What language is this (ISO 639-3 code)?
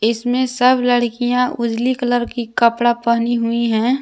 hin